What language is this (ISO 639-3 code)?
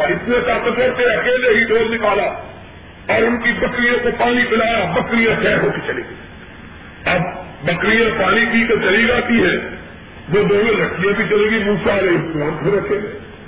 urd